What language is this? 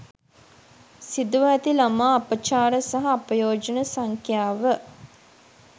Sinhala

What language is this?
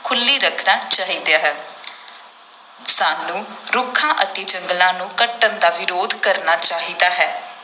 Punjabi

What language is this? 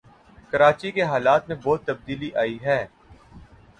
Urdu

